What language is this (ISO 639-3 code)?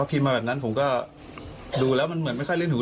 tha